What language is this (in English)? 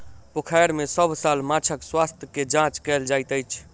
Maithili